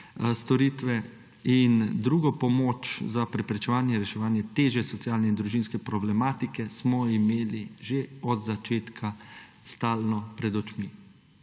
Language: Slovenian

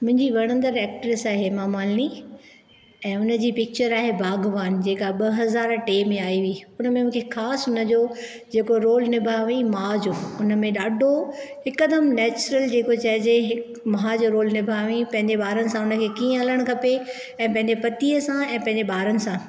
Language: Sindhi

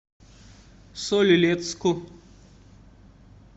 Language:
Russian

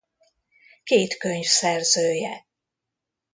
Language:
Hungarian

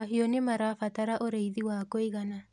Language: Kikuyu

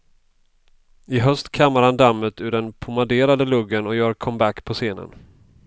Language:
Swedish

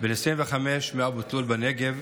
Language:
Hebrew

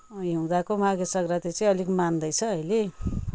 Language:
Nepali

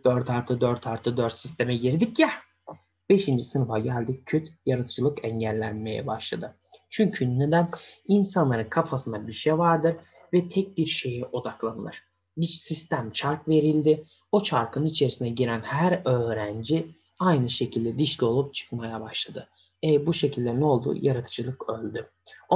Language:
Turkish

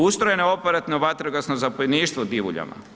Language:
Croatian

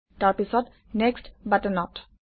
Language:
Assamese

